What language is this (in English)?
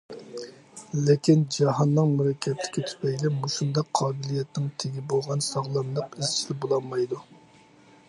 Uyghur